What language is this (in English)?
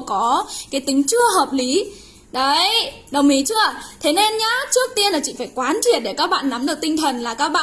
Vietnamese